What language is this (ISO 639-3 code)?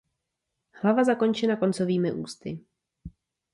ces